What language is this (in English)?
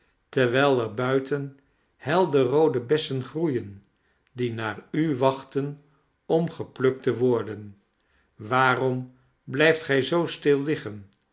Dutch